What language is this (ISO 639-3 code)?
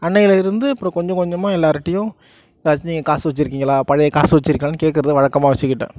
tam